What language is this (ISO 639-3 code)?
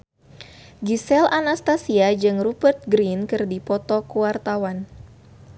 sun